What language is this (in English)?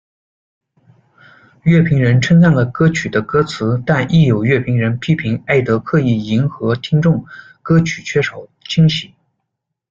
Chinese